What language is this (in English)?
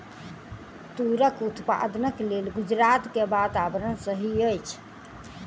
Maithili